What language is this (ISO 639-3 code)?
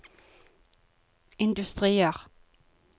nor